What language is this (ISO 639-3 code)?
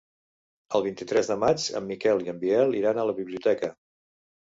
cat